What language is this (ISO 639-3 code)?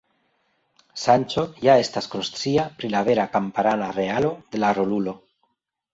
epo